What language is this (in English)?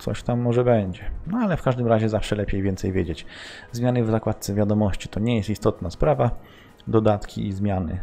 Polish